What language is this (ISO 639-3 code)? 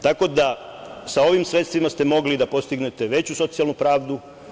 srp